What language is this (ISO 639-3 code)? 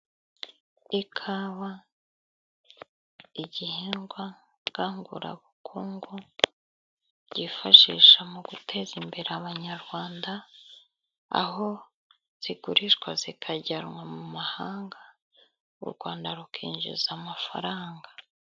kin